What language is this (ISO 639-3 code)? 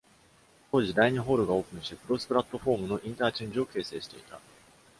jpn